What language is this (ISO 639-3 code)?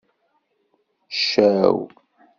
kab